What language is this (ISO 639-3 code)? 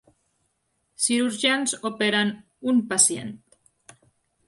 cat